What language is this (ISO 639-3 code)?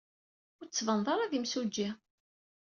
kab